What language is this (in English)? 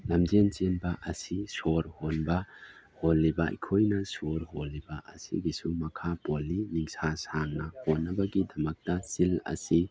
Manipuri